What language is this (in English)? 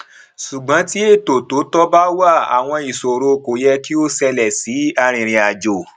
Yoruba